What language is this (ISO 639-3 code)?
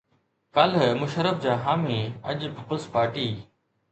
snd